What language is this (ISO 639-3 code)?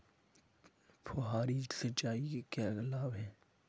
hin